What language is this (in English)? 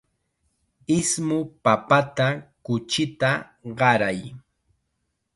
Chiquián Ancash Quechua